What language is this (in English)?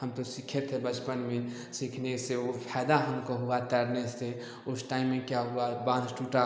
Hindi